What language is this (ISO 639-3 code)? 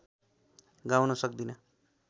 nep